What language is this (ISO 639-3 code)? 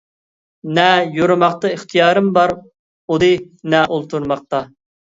uig